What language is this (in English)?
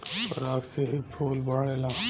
Bhojpuri